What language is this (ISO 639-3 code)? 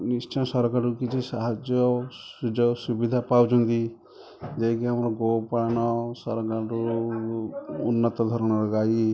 ori